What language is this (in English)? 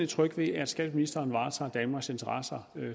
Danish